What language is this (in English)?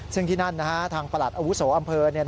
Thai